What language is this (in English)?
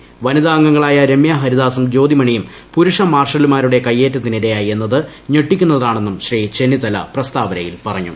Malayalam